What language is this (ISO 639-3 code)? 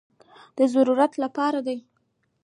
pus